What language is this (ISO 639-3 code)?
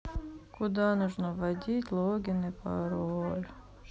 rus